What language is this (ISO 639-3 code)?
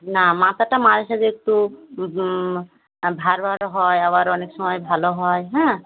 ben